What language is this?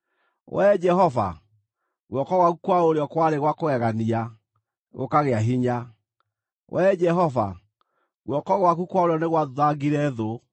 Kikuyu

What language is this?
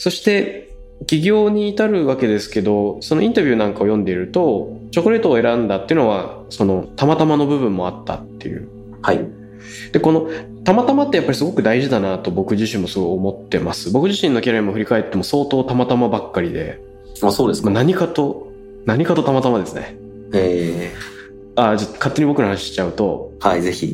Japanese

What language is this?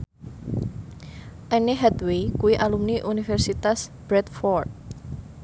Javanese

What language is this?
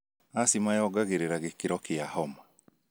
Kikuyu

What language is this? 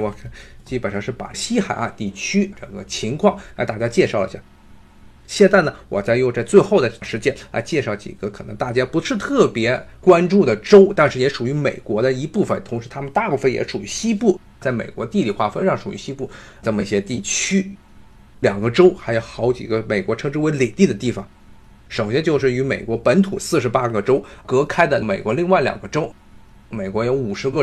Chinese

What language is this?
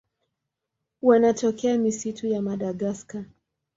Swahili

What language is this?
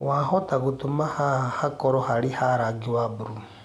Kikuyu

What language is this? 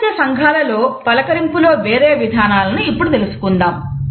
Telugu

